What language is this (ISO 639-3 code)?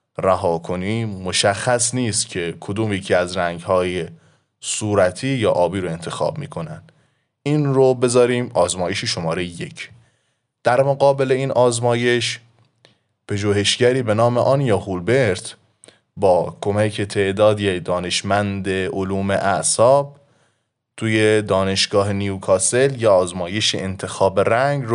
fas